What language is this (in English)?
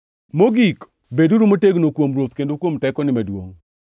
Luo (Kenya and Tanzania)